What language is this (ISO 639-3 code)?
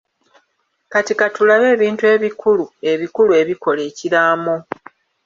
lug